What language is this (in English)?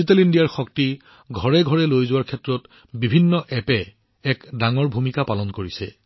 Assamese